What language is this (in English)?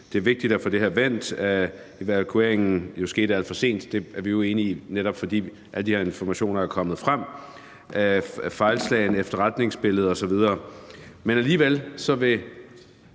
Danish